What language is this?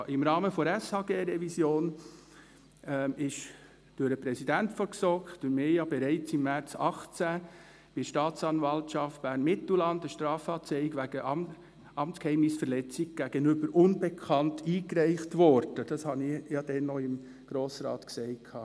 Swiss German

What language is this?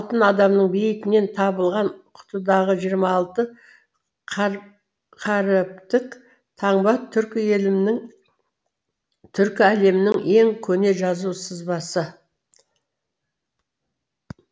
Kazakh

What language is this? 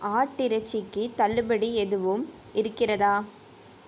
Tamil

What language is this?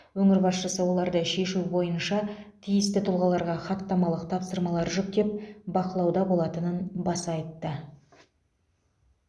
Kazakh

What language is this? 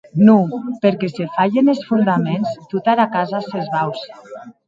Occitan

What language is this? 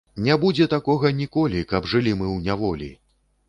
Belarusian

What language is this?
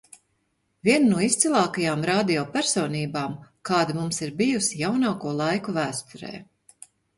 Latvian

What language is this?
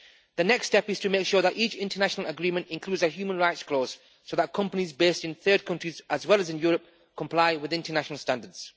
English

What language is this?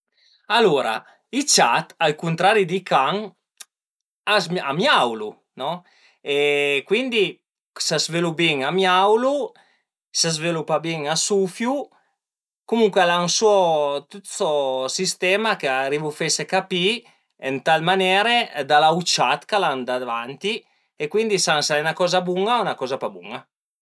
Piedmontese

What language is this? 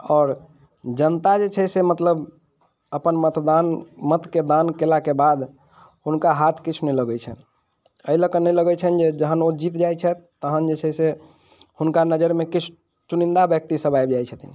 Maithili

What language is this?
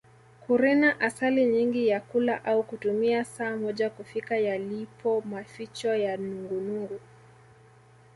Swahili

